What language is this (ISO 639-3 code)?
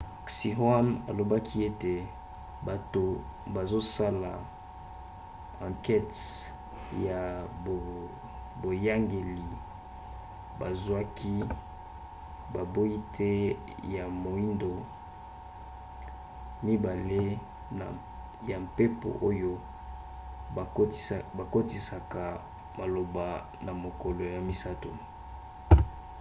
lin